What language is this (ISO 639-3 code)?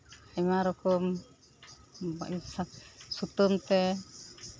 sat